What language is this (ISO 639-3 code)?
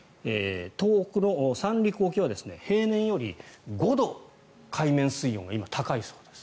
jpn